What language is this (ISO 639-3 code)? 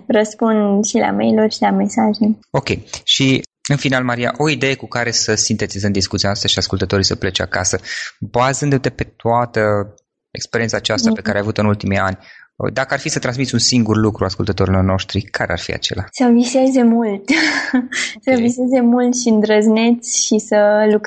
ron